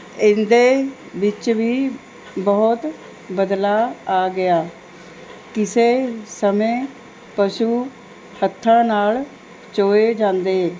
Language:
Punjabi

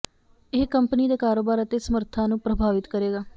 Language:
Punjabi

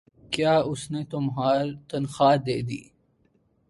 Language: Urdu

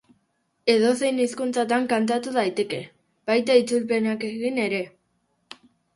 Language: Basque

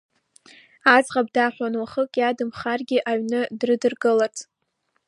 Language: Abkhazian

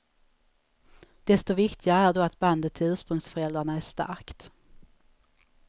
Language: Swedish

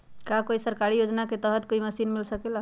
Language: Magahi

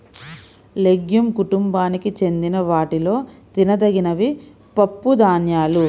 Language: Telugu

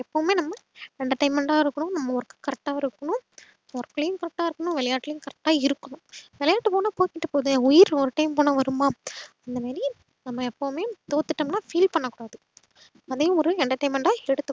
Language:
Tamil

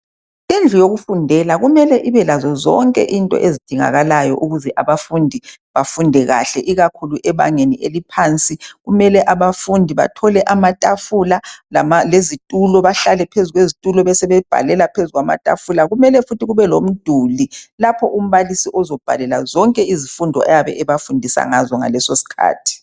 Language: North Ndebele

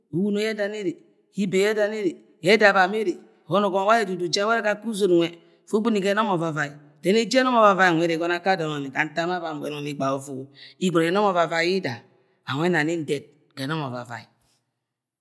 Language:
Agwagwune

